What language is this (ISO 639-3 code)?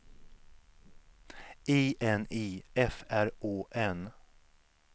swe